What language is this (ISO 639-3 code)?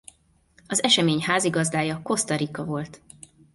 hun